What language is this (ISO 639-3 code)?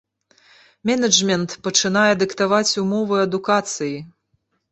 bel